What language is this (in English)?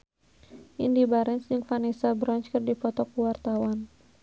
Sundanese